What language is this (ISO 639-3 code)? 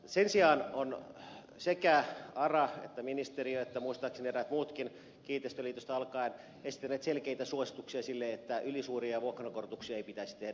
fin